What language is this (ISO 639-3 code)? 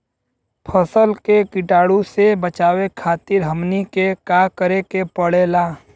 bho